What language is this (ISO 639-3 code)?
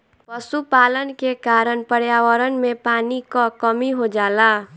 bho